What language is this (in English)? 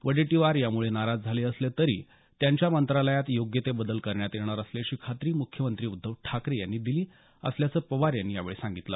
Marathi